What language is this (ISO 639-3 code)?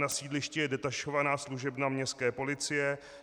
ces